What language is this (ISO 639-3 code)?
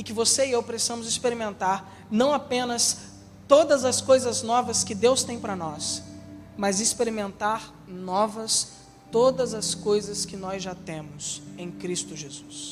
por